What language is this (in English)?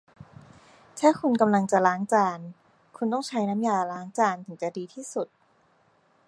Thai